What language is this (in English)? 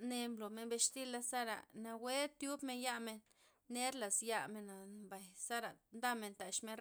Loxicha Zapotec